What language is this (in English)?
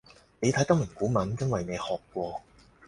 Cantonese